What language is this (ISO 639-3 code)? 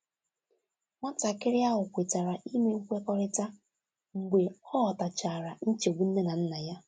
ibo